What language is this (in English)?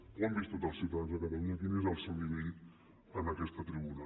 Catalan